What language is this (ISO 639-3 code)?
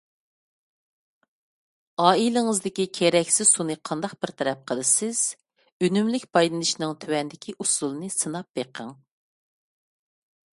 uig